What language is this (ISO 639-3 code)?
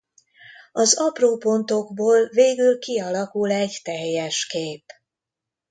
hun